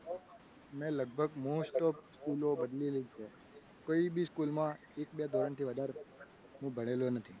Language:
Gujarati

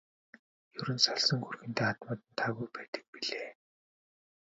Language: Mongolian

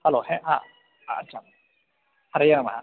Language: Sanskrit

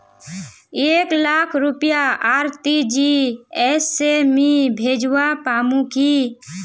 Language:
Magahi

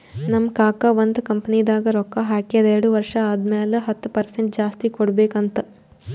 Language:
Kannada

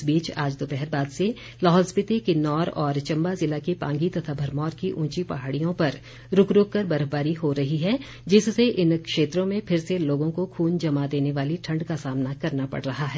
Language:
Hindi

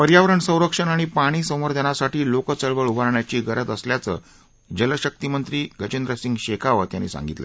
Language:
Marathi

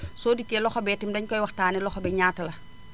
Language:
Wolof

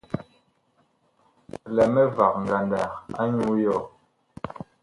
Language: Bakoko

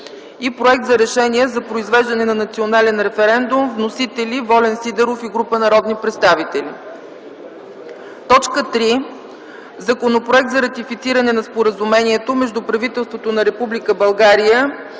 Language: Bulgarian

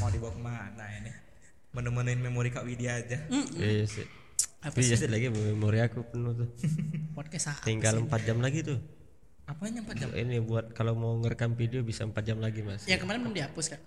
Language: Indonesian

